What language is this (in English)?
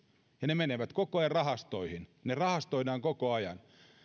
Finnish